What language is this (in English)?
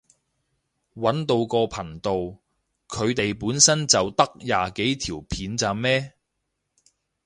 Cantonese